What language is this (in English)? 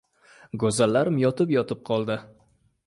Uzbek